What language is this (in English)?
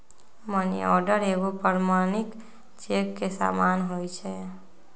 Magahi